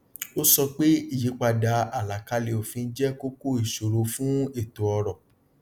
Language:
Yoruba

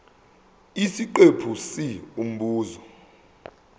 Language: Zulu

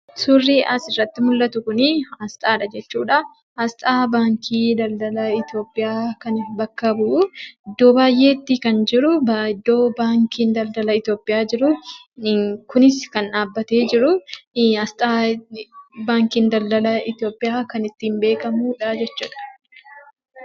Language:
Oromo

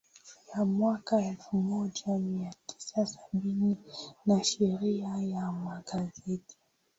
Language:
Swahili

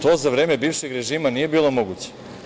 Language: Serbian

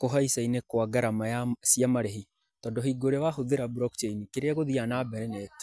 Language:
Kikuyu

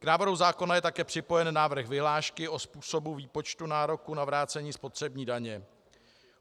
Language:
Czech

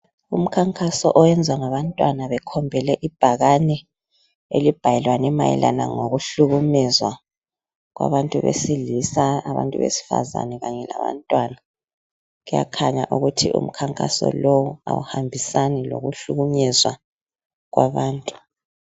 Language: North Ndebele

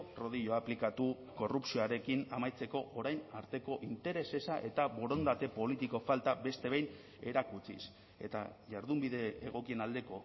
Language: Basque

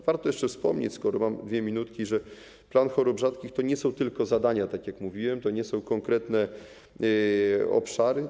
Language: Polish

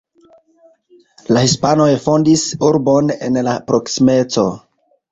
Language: Esperanto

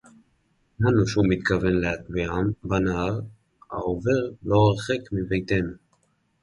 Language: Hebrew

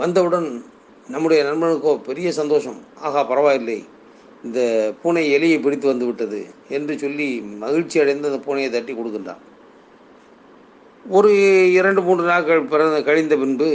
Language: Tamil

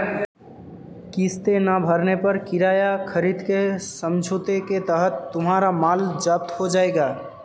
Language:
Hindi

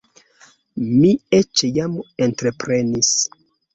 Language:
Esperanto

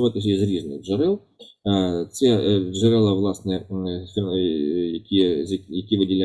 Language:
Ukrainian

